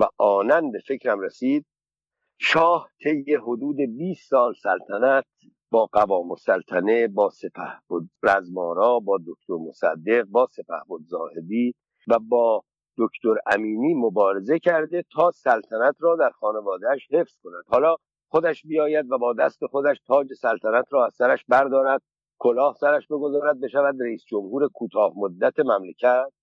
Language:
Persian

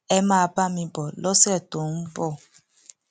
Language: Yoruba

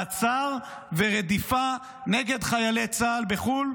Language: Hebrew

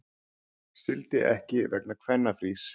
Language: Icelandic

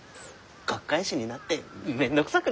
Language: Japanese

